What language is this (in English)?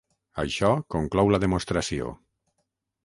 Catalan